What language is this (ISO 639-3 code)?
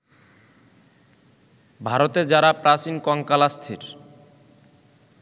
ben